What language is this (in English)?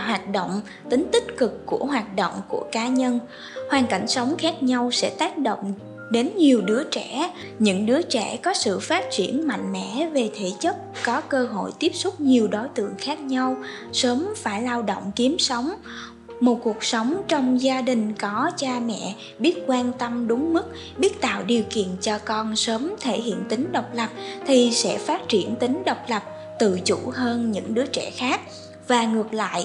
Vietnamese